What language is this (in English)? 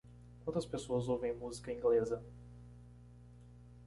Portuguese